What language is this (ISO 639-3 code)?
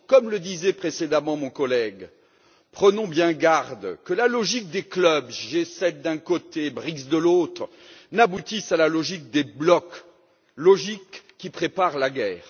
fra